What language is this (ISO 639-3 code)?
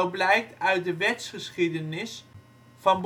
nld